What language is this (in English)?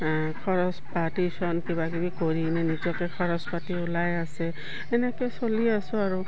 Assamese